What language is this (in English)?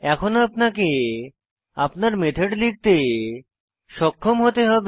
Bangla